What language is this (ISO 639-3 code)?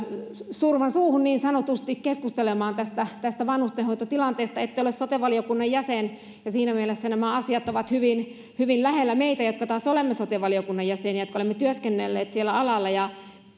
fin